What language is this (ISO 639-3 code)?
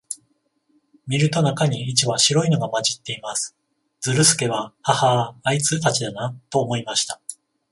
jpn